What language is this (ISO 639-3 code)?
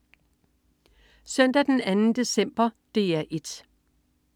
dan